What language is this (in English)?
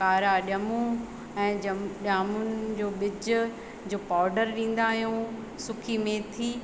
Sindhi